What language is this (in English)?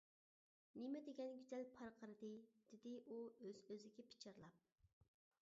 Uyghur